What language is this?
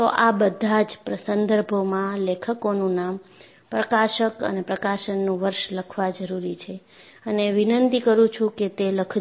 Gujarati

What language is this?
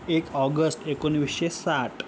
Marathi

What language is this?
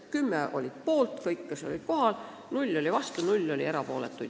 Estonian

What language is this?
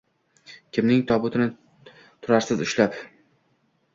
Uzbek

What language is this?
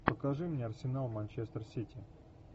Russian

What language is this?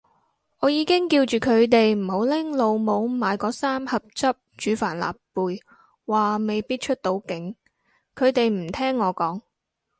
Cantonese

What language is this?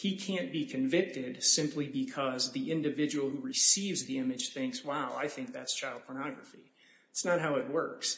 English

